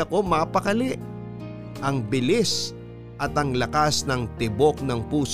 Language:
Filipino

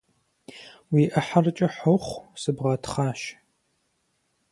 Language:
Kabardian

